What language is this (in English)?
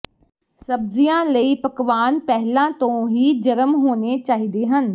Punjabi